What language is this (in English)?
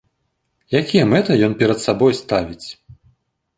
Belarusian